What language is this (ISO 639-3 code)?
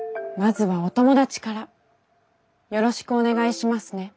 jpn